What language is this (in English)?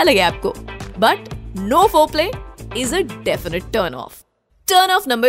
Hindi